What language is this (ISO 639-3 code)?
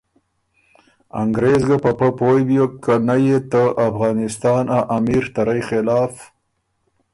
oru